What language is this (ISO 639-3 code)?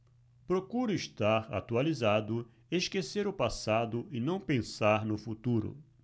por